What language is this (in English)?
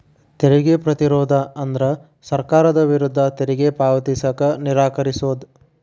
Kannada